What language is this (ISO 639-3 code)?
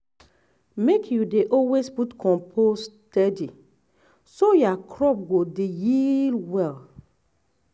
pcm